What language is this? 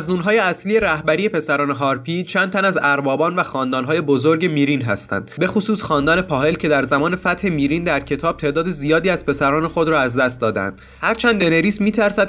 Persian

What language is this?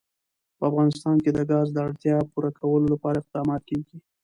Pashto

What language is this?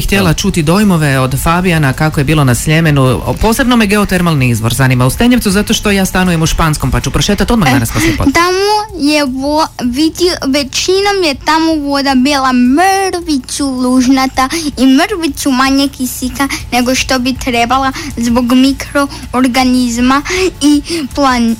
Croatian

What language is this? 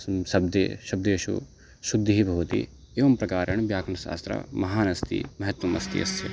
Sanskrit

